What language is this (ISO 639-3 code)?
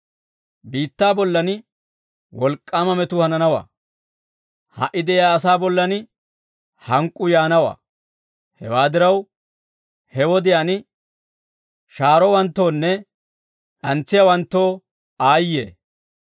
dwr